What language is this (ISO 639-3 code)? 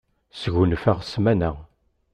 kab